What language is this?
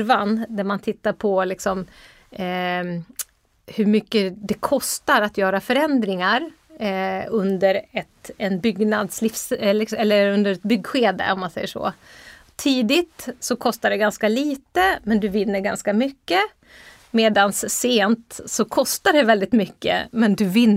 Swedish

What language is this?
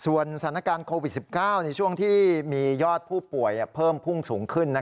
Thai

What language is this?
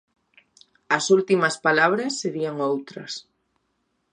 Galician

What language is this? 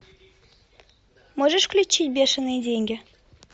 Russian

